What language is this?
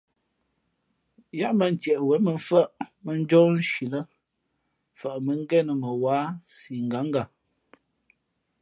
Fe'fe'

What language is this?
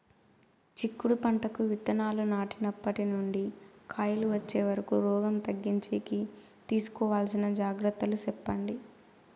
Telugu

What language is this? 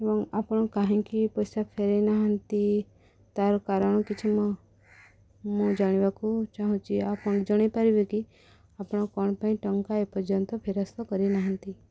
Odia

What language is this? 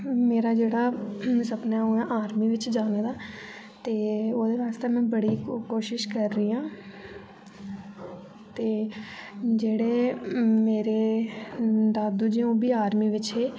Dogri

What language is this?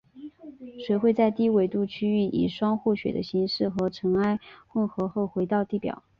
Chinese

